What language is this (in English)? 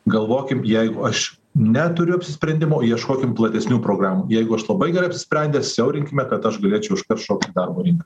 Lithuanian